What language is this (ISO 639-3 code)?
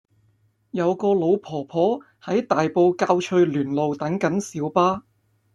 yue